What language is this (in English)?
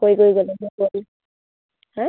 Assamese